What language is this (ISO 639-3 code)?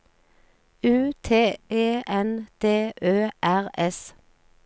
nor